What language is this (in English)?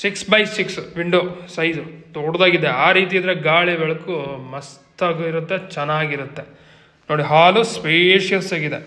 Kannada